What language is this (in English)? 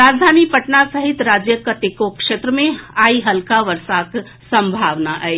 Maithili